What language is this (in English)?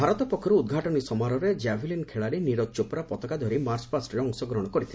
Odia